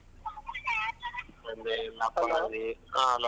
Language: Kannada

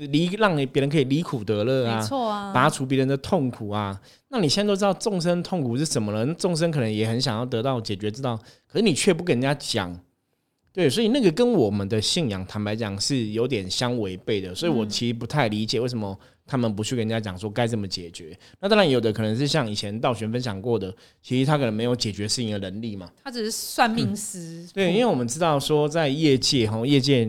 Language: Chinese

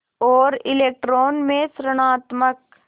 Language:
Hindi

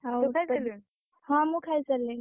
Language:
Odia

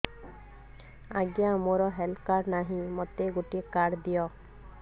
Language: Odia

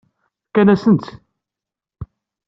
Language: Kabyle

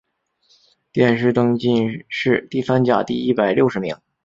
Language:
Chinese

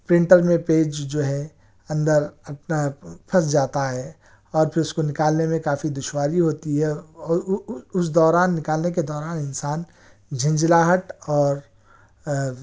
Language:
Urdu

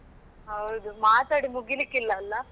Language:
Kannada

